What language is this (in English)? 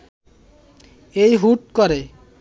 Bangla